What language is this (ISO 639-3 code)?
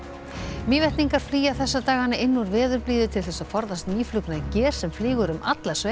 isl